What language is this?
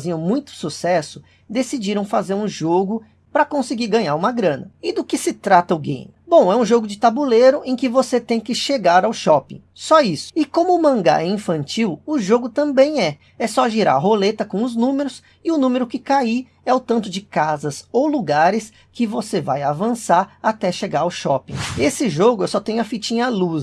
Portuguese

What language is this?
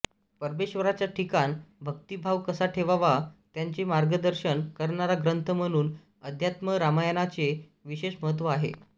Marathi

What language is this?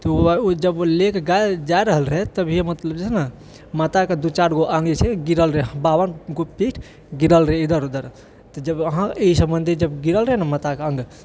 Maithili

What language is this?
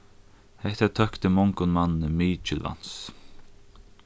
Faroese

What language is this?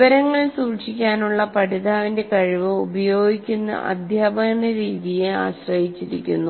Malayalam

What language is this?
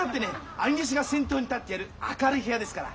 Japanese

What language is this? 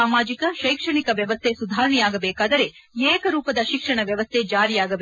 Kannada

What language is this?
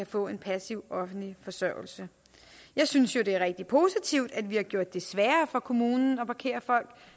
Danish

